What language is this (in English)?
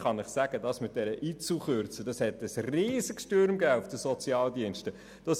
Swiss German